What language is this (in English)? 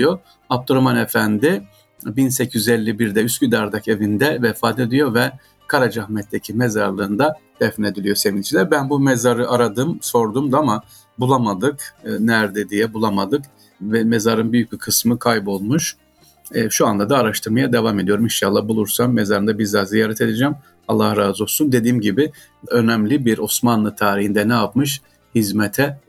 Turkish